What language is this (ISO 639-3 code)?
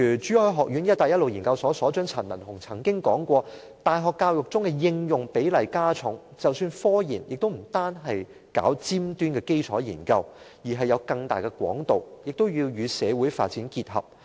yue